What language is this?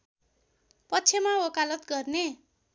Nepali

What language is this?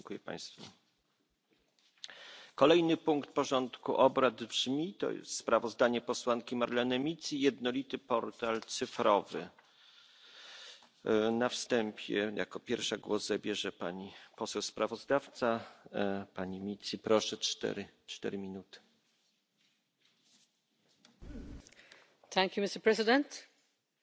English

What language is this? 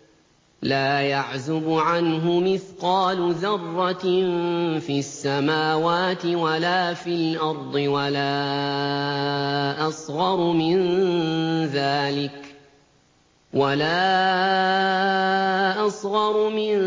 Arabic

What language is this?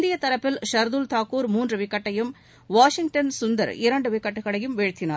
Tamil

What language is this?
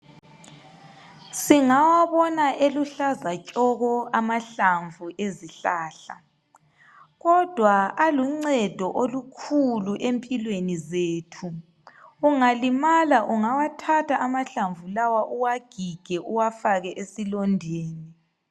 North Ndebele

